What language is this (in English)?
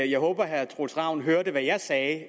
Danish